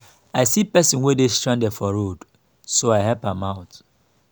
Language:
Nigerian Pidgin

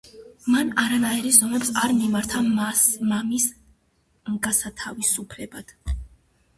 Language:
Georgian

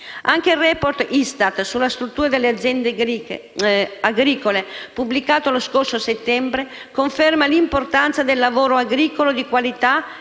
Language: Italian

